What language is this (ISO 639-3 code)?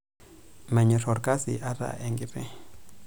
mas